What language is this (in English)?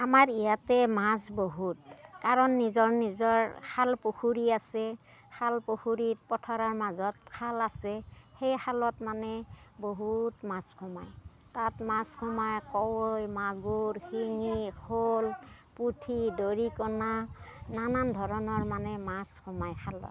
Assamese